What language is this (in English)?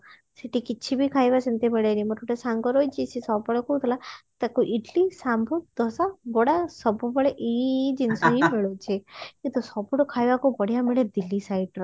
Odia